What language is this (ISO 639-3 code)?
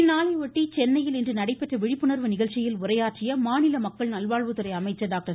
tam